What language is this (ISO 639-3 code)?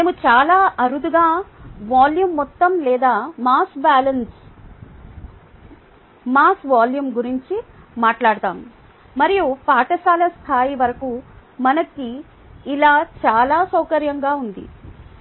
tel